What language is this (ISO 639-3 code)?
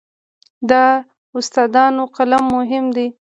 pus